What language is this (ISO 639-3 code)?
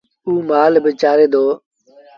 sbn